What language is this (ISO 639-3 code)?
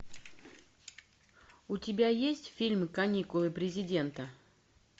rus